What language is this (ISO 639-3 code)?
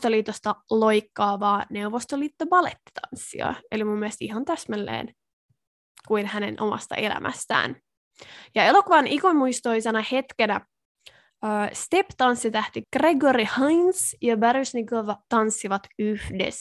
fin